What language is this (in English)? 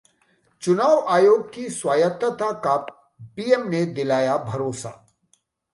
Hindi